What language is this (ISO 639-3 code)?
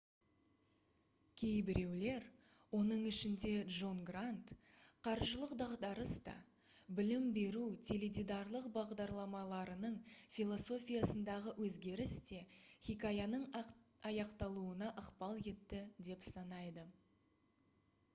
kaz